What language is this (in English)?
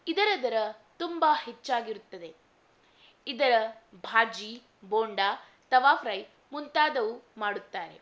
Kannada